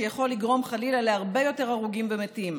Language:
Hebrew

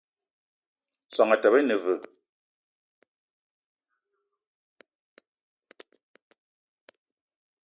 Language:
Eton (Cameroon)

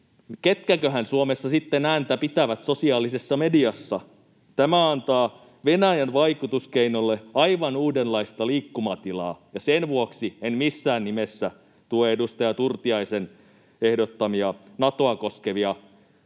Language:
Finnish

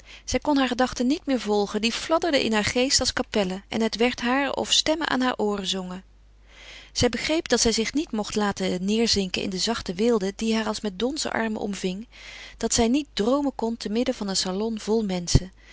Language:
Dutch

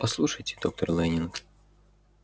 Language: Russian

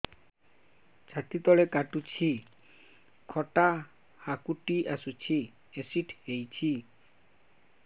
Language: Odia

